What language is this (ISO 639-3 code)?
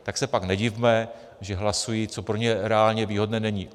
ces